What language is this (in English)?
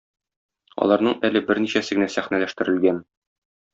Tatar